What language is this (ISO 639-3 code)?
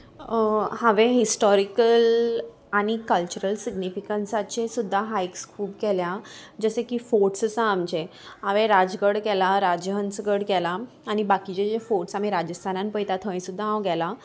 kok